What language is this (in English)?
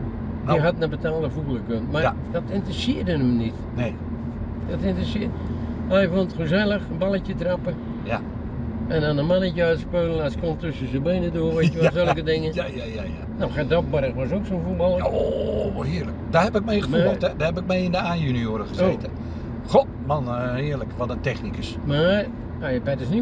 Dutch